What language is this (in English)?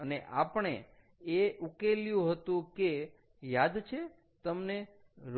Gujarati